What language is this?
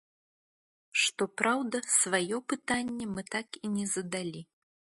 Belarusian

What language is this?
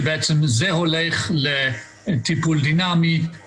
Hebrew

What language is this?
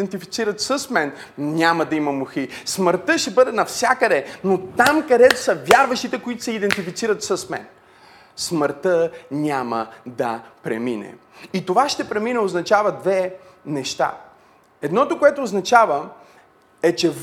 Bulgarian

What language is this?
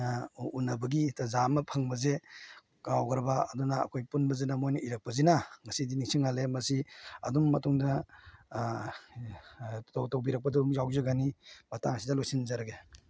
Manipuri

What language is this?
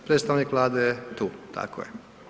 Croatian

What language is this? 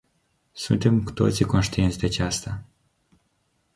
Romanian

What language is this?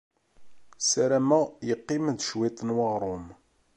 Kabyle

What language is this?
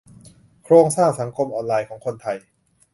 Thai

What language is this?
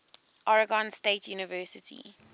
English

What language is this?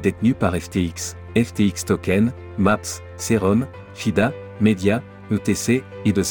French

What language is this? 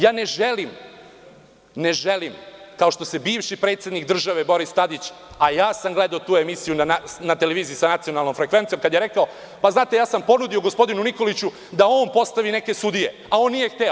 Serbian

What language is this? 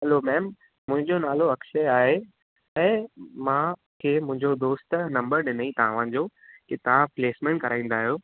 Sindhi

